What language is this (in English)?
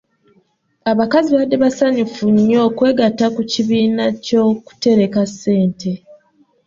Ganda